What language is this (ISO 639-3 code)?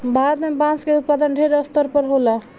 bho